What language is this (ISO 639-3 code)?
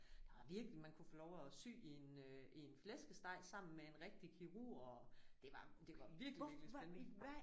dan